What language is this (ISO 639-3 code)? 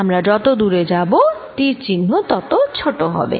ben